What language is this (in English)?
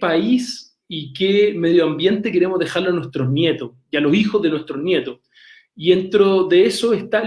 Spanish